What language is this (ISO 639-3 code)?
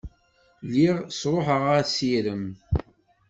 kab